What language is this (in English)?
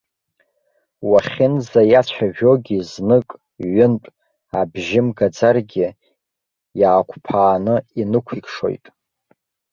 Abkhazian